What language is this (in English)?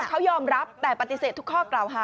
Thai